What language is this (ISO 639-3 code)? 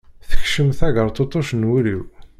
kab